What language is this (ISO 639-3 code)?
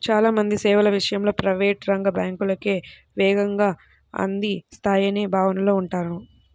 tel